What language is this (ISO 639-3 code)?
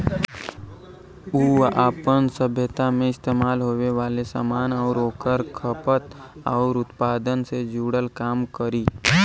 bho